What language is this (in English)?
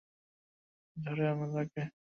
Bangla